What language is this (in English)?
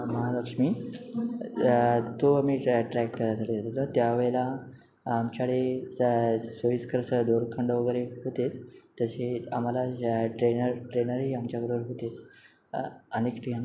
Marathi